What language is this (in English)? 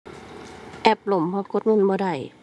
Thai